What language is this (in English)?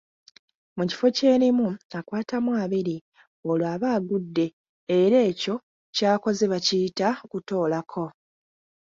Ganda